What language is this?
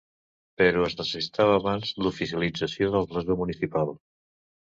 Catalan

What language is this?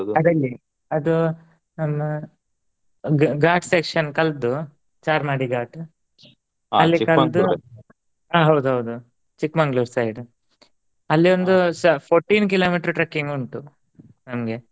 Kannada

